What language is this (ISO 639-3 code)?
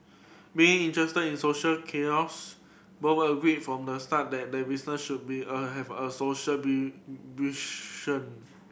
eng